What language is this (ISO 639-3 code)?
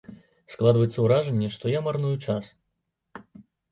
bel